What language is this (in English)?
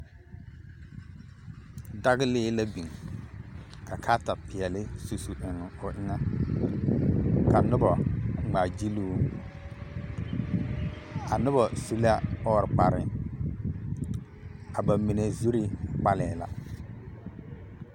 Southern Dagaare